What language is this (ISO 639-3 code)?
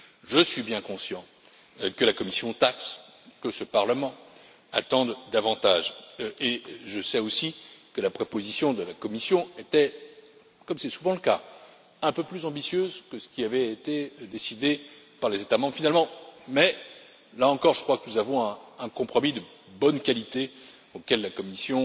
fra